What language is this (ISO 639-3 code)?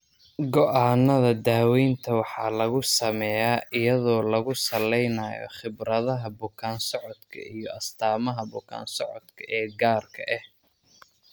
som